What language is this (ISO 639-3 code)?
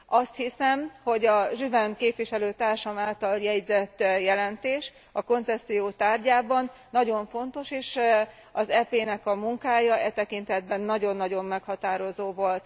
hun